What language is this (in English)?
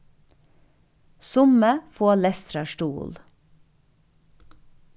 Faroese